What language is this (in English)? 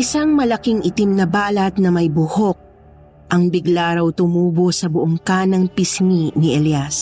Filipino